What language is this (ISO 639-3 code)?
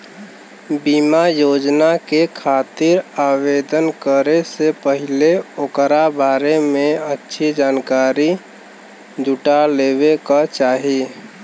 bho